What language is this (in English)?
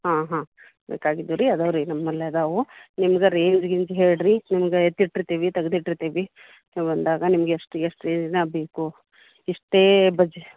Kannada